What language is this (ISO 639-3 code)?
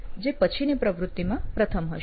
guj